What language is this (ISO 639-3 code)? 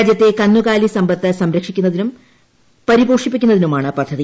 mal